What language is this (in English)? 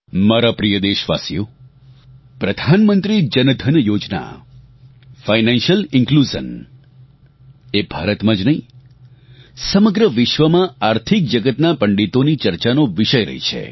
Gujarati